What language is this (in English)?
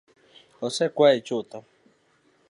Luo (Kenya and Tanzania)